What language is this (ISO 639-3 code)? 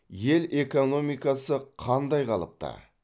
kaz